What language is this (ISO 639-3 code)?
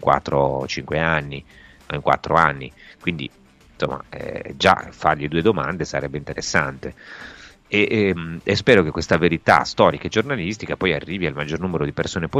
ita